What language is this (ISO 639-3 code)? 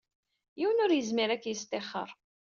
kab